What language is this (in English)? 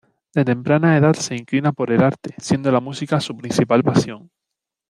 Spanish